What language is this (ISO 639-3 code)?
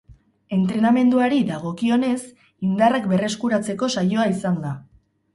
eus